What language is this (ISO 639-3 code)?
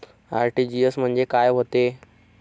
mar